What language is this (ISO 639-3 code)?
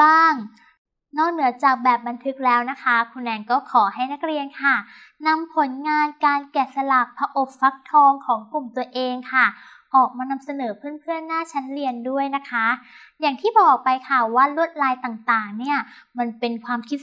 tha